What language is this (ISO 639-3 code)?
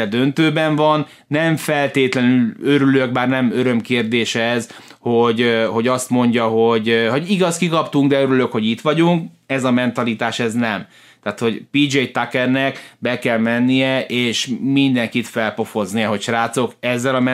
hun